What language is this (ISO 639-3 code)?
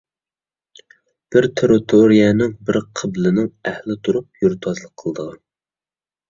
uig